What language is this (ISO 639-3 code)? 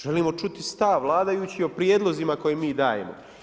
hrv